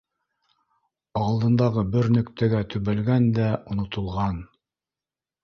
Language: Bashkir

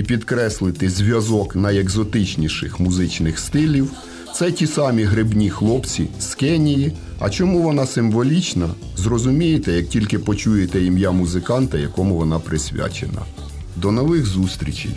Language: Ukrainian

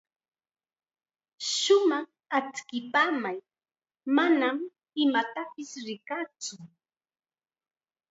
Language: Chiquián Ancash Quechua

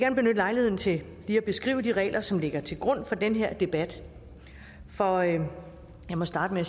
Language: Danish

